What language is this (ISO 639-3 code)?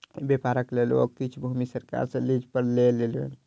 mai